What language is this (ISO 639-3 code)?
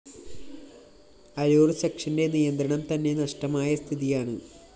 mal